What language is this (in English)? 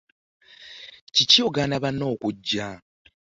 Ganda